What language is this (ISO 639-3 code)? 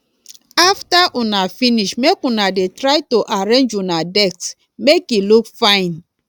pcm